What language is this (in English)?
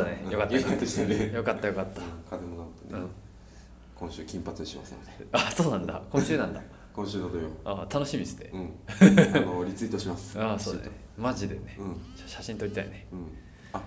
Japanese